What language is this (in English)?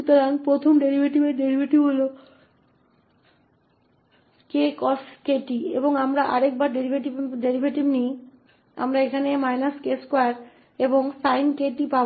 Hindi